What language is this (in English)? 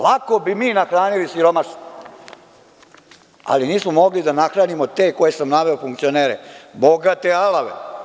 Serbian